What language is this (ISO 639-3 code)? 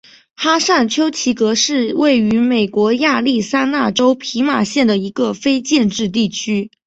zho